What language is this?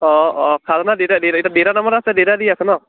Assamese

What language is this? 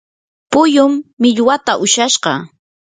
Yanahuanca Pasco Quechua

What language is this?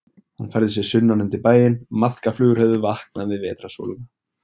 Icelandic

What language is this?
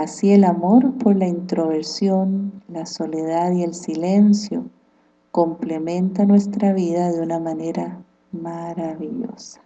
Spanish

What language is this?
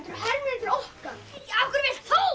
Icelandic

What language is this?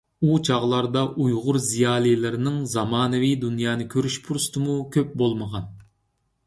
Uyghur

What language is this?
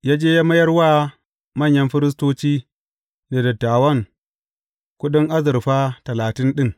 Hausa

